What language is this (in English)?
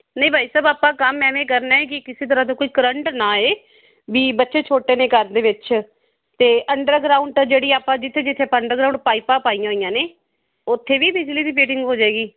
Punjabi